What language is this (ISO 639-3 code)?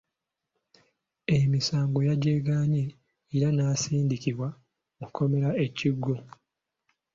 lug